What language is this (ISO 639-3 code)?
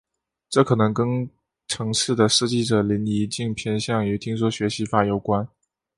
zho